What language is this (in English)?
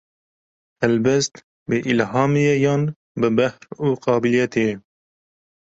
Kurdish